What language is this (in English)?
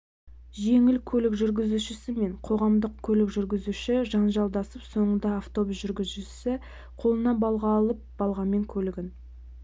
Kazakh